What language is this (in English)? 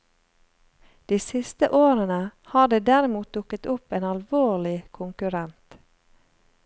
Norwegian